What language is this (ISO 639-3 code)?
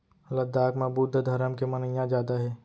hne